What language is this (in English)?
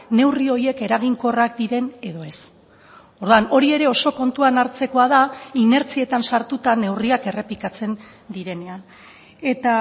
Basque